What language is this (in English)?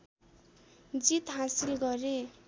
Nepali